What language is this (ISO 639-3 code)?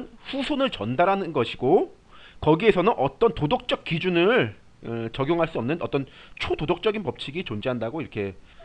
kor